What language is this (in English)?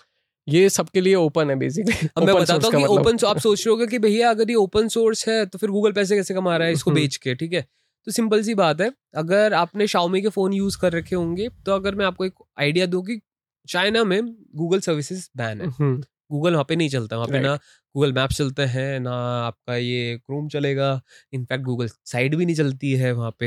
Hindi